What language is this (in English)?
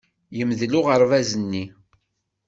Kabyle